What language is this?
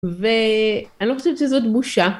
Hebrew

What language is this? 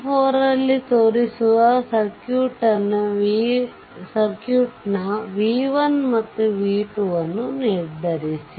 Kannada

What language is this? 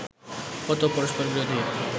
Bangla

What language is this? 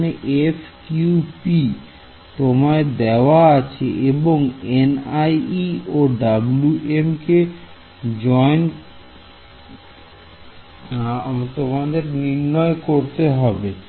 Bangla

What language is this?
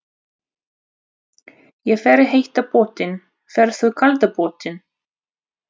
Icelandic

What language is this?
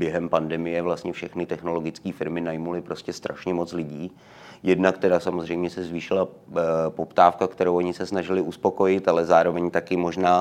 Czech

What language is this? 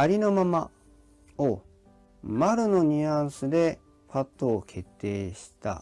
Japanese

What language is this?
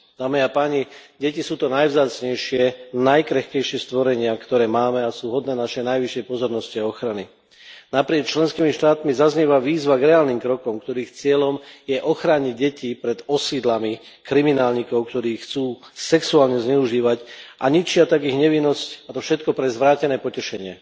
Slovak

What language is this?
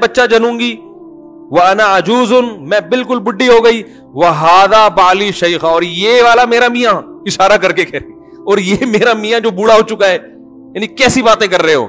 Urdu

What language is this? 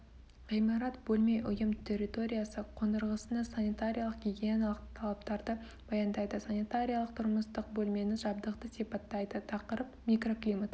Kazakh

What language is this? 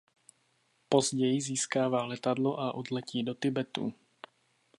Czech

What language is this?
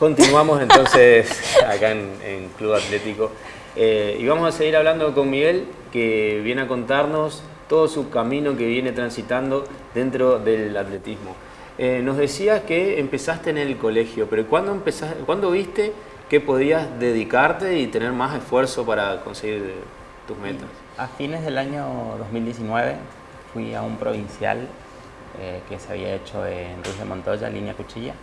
Spanish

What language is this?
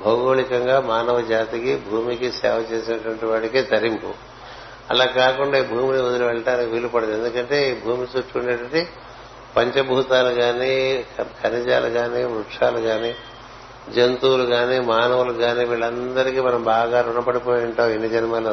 Telugu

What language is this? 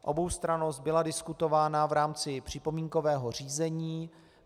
Czech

